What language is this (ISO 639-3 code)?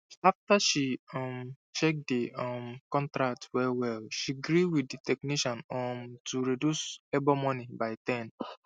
pcm